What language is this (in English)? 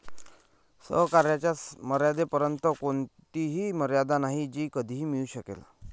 Marathi